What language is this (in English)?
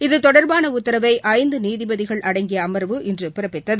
Tamil